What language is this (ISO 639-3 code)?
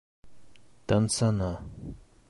bak